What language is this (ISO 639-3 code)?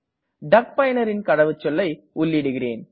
tam